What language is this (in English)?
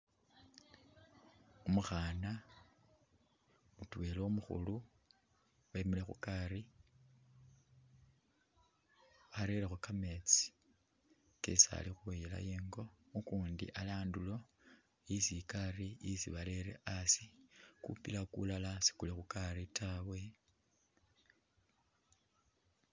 Masaaba